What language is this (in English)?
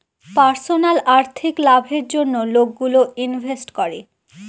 Bangla